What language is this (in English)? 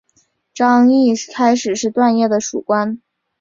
Chinese